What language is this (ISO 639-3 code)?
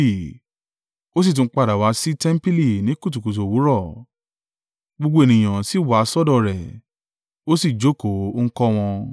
yor